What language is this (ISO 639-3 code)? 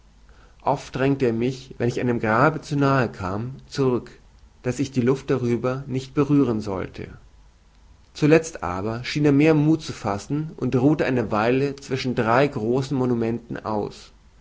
deu